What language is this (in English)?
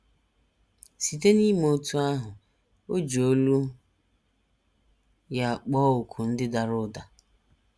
Igbo